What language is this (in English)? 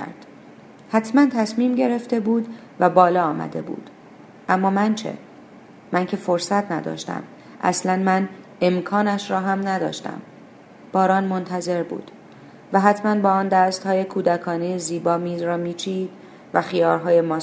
Persian